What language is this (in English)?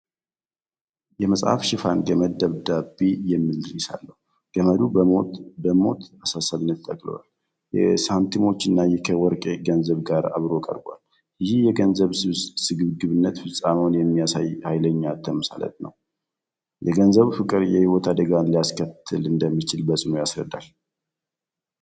Amharic